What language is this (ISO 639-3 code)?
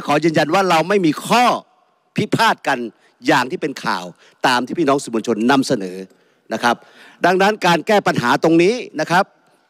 tha